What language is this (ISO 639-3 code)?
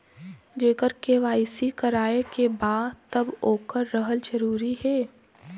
bho